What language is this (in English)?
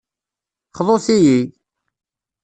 Kabyle